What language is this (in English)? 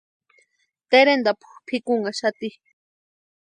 Western Highland Purepecha